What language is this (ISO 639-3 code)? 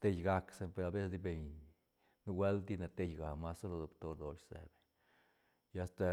ztn